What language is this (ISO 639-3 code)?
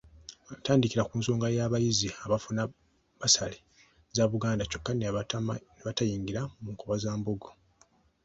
lug